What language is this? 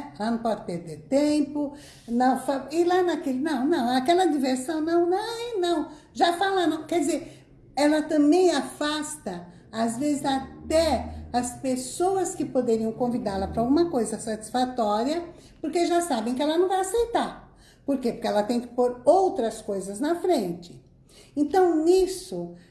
Portuguese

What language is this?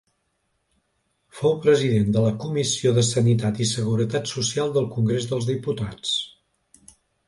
Catalan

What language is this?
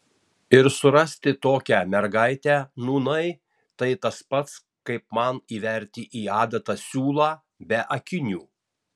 Lithuanian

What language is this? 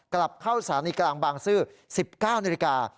Thai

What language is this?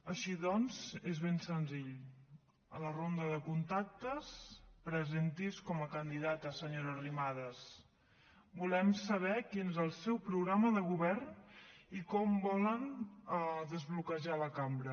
Catalan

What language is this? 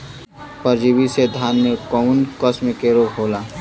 Bhojpuri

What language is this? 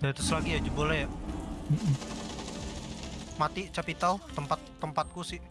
Indonesian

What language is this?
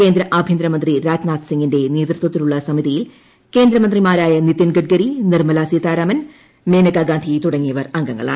Malayalam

